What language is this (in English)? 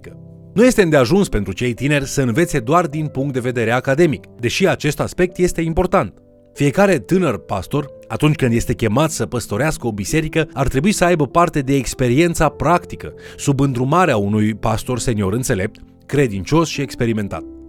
Romanian